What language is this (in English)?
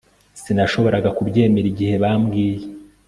Kinyarwanda